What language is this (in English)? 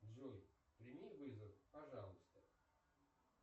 Russian